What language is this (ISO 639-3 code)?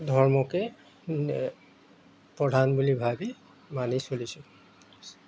asm